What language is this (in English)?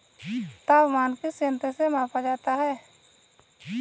Hindi